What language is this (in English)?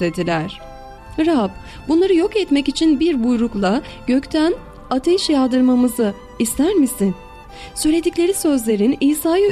Turkish